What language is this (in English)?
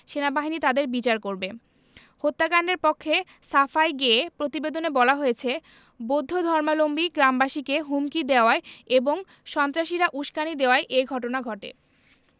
Bangla